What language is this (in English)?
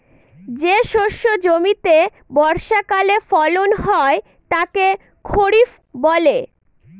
Bangla